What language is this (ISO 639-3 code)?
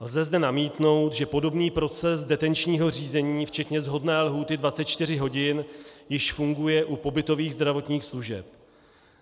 ces